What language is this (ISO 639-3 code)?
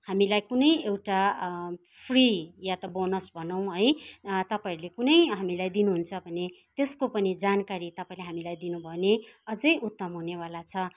nep